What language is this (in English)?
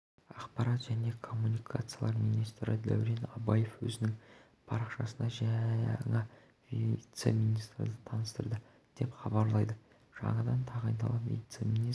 Kazakh